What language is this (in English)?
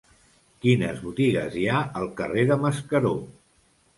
Catalan